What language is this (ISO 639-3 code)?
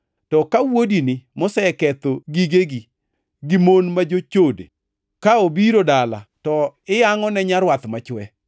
luo